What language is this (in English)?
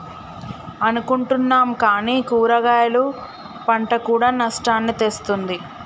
Telugu